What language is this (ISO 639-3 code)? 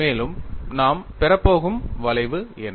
tam